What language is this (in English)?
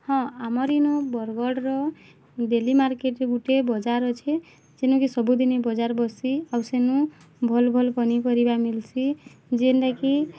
Odia